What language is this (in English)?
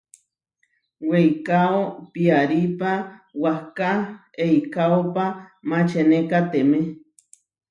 Huarijio